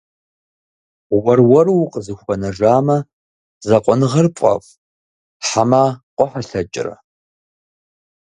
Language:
Kabardian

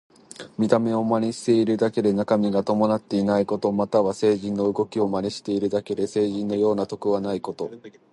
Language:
Japanese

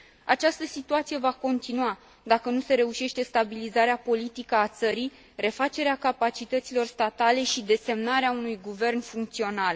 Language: Romanian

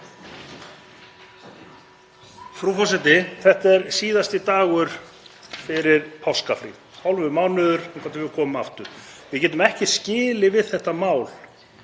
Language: Icelandic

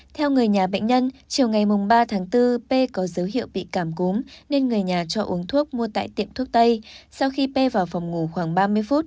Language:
Vietnamese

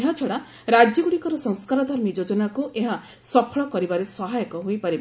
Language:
Odia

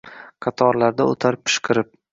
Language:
Uzbek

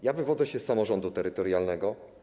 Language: Polish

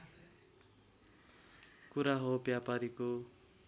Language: Nepali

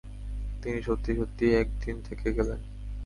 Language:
Bangla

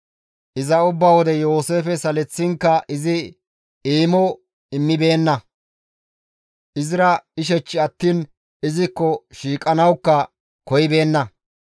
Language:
Gamo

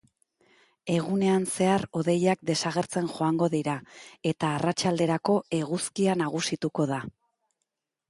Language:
Basque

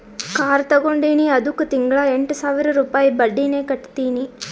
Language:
Kannada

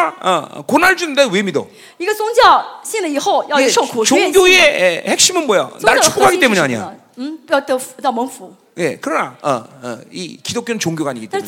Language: Korean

